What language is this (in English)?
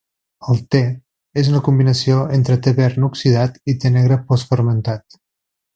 Catalan